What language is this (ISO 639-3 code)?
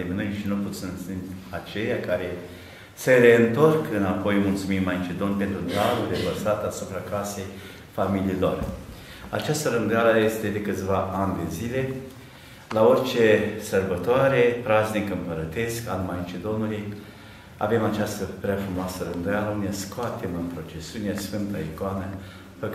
ron